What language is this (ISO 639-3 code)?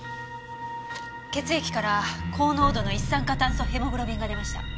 jpn